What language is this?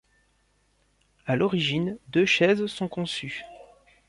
French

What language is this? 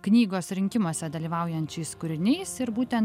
Lithuanian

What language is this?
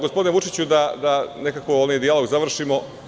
Serbian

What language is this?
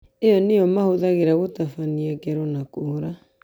Kikuyu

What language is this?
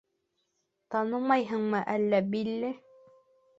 Bashkir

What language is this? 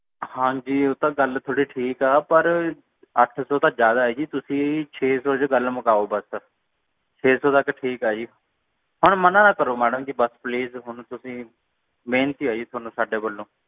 Punjabi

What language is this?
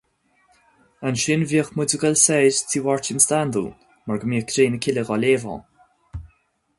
Irish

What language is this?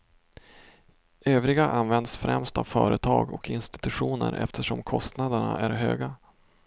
Swedish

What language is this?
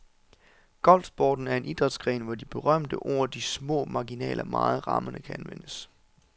Danish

